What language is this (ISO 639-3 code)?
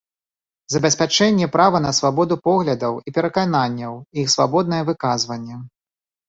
bel